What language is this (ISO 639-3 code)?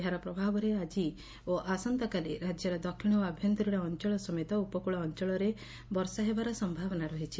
ori